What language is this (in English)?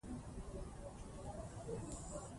Pashto